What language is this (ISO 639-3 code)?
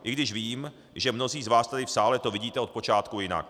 ces